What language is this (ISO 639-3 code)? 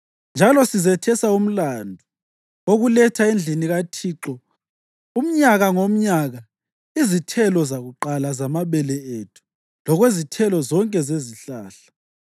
nde